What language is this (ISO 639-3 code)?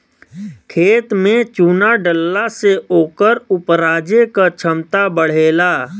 bho